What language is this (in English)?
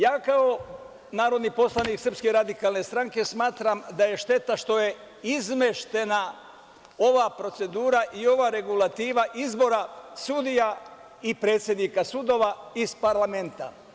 Serbian